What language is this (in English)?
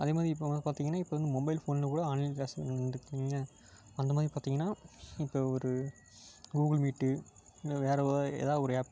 Tamil